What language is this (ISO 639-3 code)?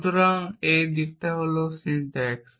ben